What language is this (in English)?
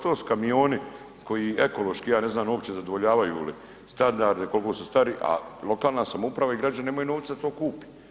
Croatian